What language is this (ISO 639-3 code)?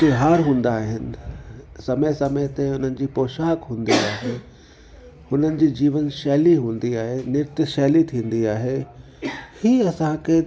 snd